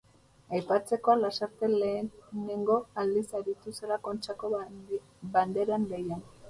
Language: Basque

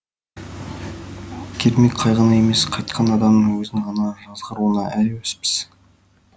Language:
Kazakh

